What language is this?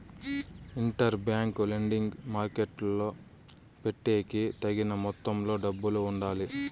Telugu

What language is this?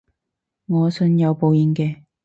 Cantonese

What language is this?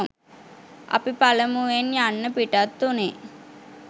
Sinhala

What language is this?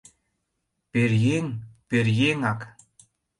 Mari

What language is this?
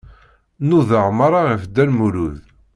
Kabyle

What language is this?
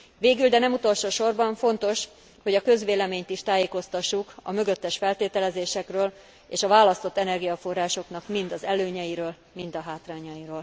Hungarian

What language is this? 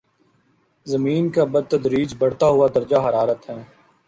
Urdu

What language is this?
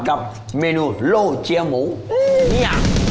Thai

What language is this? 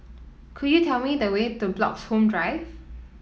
English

